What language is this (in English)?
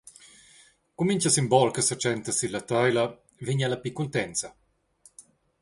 Romansh